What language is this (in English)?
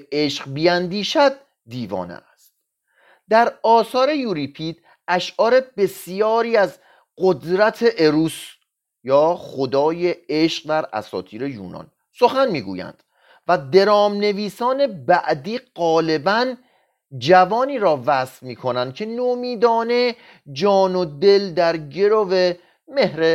Persian